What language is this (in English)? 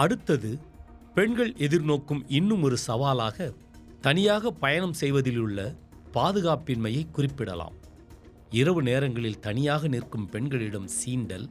Tamil